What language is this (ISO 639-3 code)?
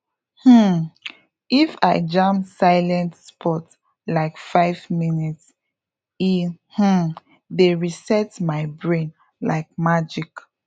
pcm